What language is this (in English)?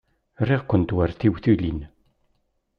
Kabyle